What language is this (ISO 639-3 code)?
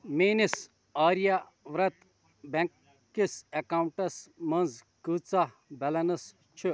kas